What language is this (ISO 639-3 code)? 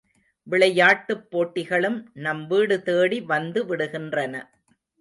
tam